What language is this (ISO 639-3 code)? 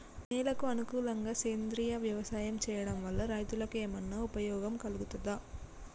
tel